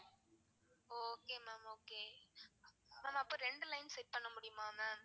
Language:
Tamil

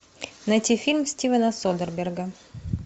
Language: Russian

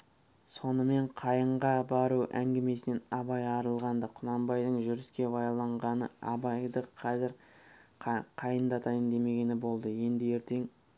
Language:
Kazakh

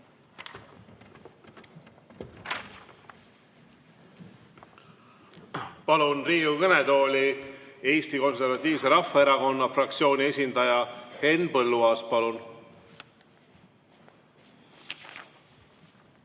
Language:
Estonian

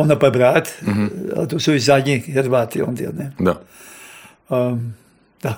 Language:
Croatian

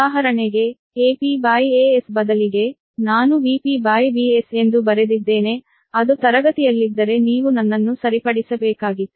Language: Kannada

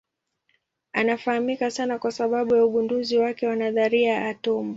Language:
Swahili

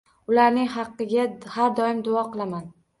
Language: Uzbek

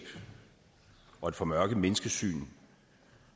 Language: Danish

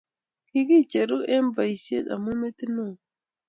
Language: Kalenjin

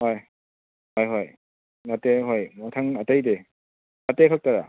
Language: Manipuri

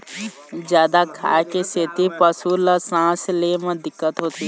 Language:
Chhattisgarhi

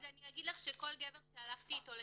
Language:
Hebrew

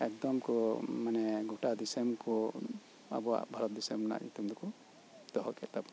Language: Santali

